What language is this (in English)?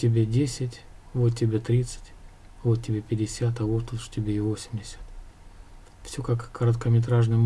Russian